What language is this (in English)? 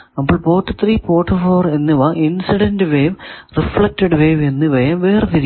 Malayalam